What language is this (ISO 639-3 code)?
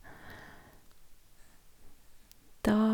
nor